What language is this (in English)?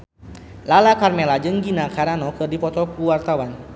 Sundanese